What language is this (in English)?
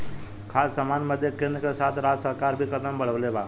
Bhojpuri